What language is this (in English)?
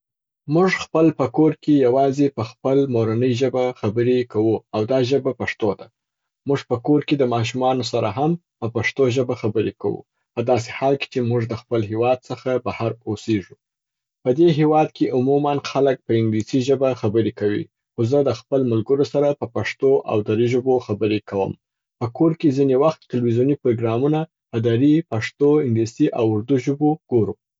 Southern Pashto